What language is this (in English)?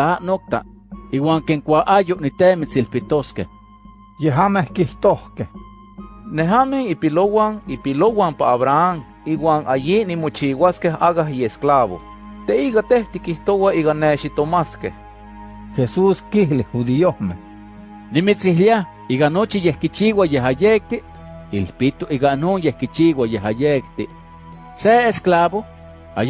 Spanish